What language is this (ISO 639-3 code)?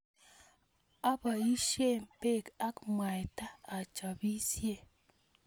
kln